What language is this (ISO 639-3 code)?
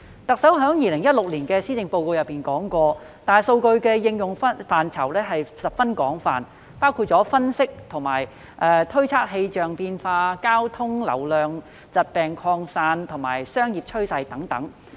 yue